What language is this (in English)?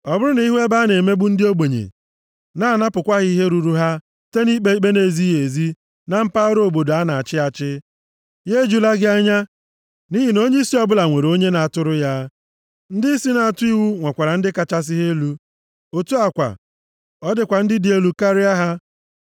Igbo